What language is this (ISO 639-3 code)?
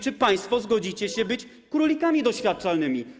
pol